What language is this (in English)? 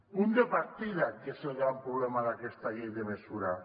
Catalan